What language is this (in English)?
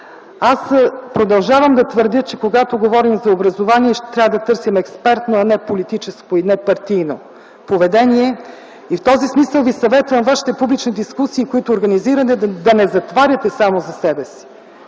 Bulgarian